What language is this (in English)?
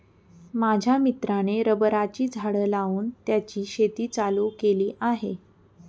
Marathi